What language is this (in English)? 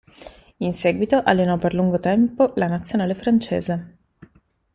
Italian